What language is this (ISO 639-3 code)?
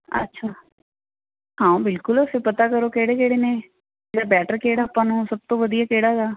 pan